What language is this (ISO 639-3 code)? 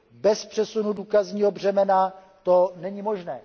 ces